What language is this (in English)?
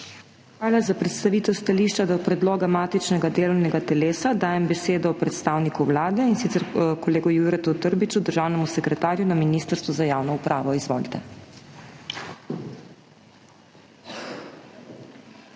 Slovenian